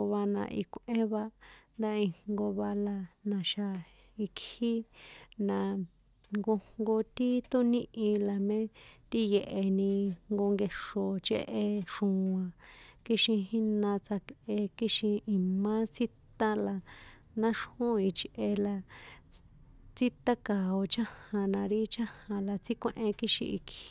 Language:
San Juan Atzingo Popoloca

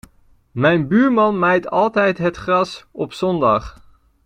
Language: Dutch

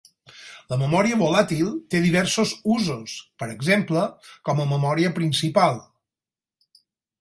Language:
Catalan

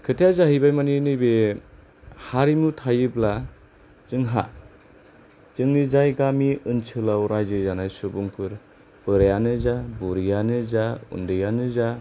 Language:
Bodo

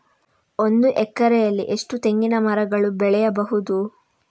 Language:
Kannada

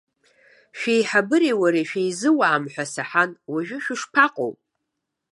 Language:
Abkhazian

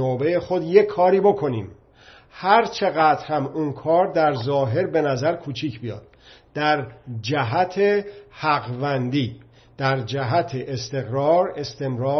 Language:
Persian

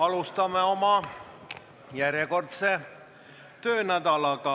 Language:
Estonian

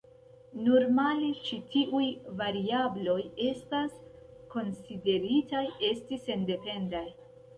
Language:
Esperanto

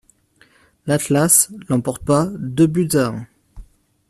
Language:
French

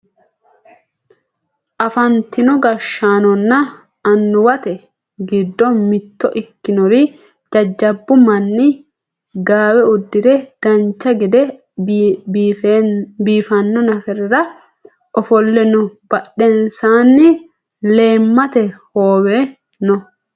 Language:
Sidamo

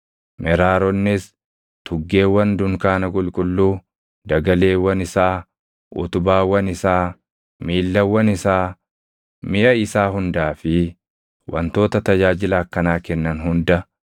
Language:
Oromo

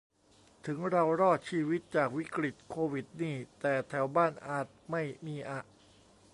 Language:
Thai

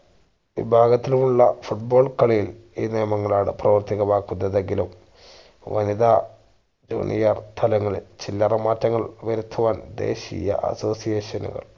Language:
Malayalam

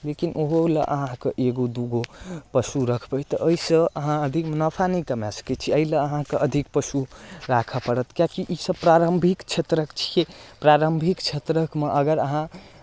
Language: Maithili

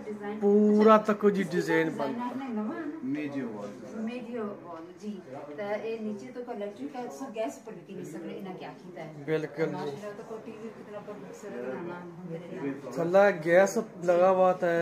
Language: Punjabi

